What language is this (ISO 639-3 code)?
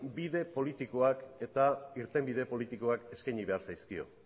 eus